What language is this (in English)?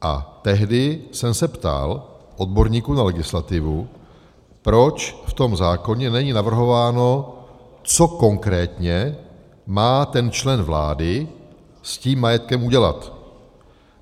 Czech